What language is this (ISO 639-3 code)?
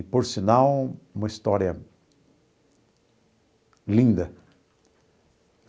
por